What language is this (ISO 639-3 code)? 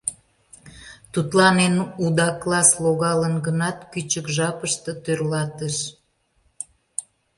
chm